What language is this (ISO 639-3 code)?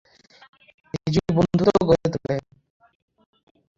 ben